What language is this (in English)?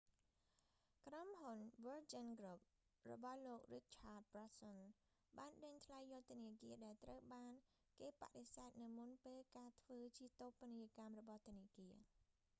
Khmer